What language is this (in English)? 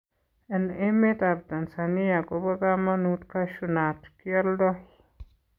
Kalenjin